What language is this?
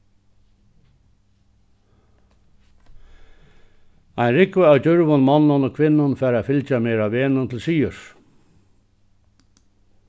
Faroese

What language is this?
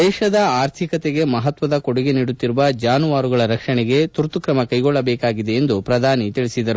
Kannada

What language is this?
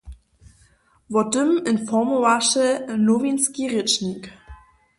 Upper Sorbian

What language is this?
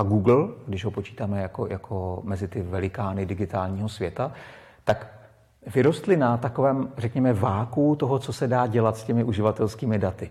Czech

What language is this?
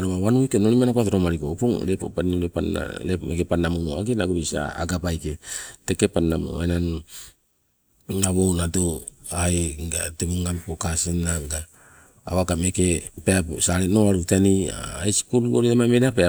Sibe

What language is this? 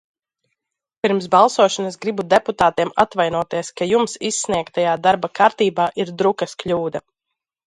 Latvian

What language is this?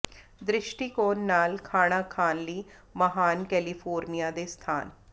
Punjabi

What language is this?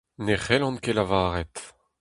Breton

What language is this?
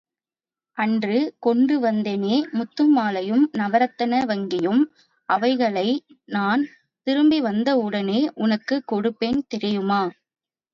Tamil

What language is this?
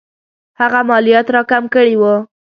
Pashto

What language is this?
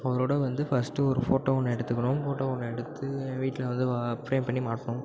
Tamil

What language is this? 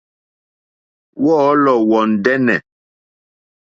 Mokpwe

